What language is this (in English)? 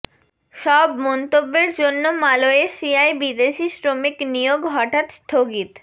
Bangla